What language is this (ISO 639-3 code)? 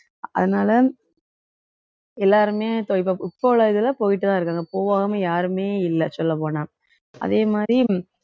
tam